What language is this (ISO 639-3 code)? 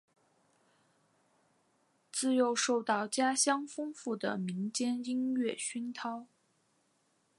zho